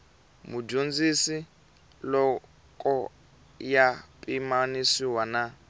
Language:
Tsonga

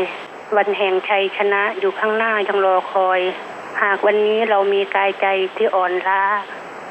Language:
Thai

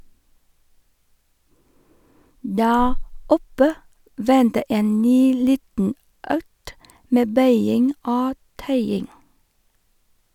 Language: Norwegian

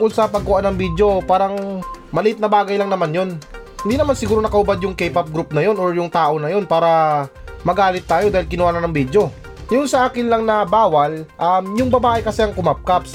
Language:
Filipino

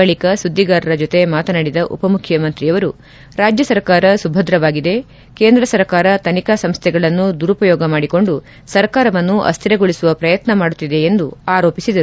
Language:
Kannada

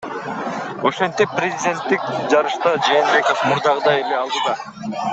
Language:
Kyrgyz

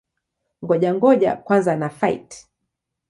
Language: Swahili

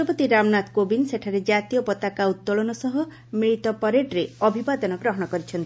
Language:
Odia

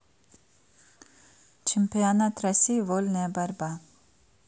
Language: Russian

